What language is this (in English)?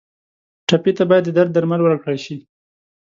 Pashto